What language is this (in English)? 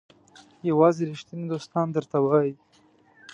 Pashto